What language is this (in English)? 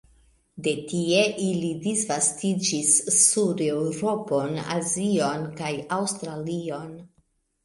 Esperanto